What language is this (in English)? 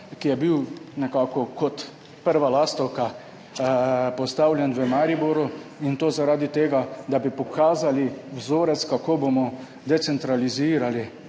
Slovenian